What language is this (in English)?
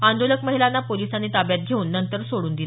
Marathi